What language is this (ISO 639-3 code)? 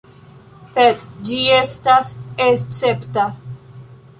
epo